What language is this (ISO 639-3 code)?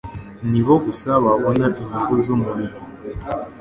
kin